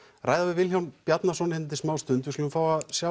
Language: Icelandic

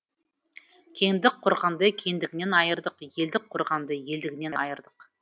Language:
Kazakh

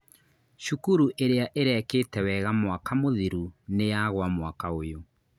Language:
Kikuyu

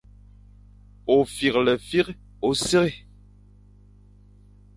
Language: Fang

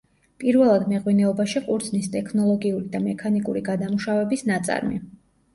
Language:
Georgian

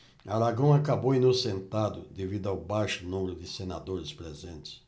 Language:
Portuguese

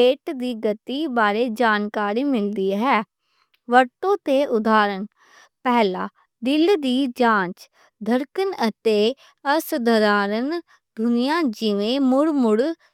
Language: Western Panjabi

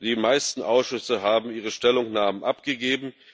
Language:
German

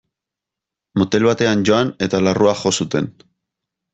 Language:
Basque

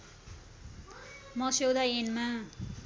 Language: Nepali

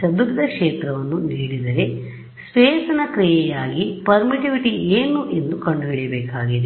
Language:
Kannada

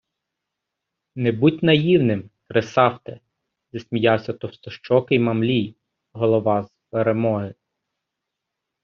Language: Ukrainian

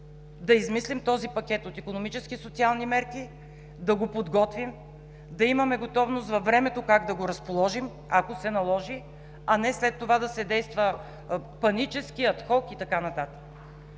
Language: Bulgarian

